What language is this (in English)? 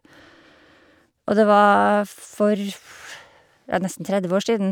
Norwegian